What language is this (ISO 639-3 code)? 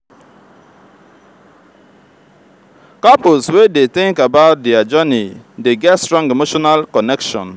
pcm